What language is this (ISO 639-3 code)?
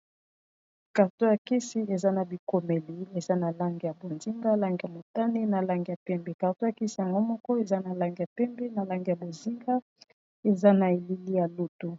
lin